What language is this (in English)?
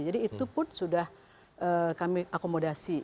Indonesian